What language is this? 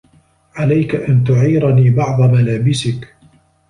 Arabic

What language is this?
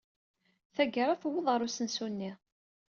Kabyle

